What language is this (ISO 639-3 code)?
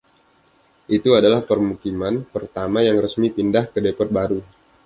ind